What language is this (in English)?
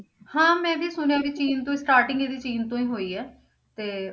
Punjabi